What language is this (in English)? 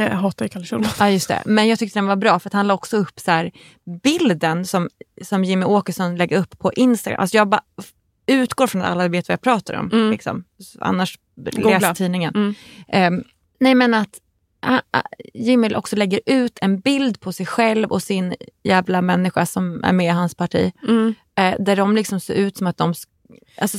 Swedish